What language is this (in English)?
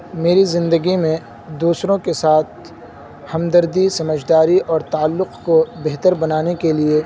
Urdu